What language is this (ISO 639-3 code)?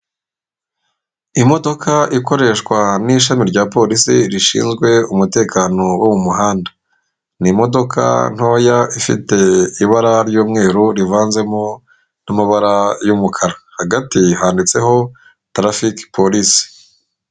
kin